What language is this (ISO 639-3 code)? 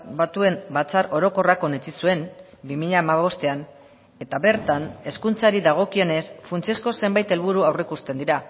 eus